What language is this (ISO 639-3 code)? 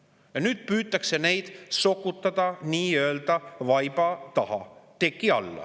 est